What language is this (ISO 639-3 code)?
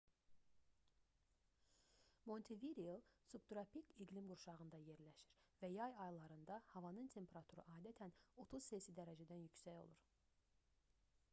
aze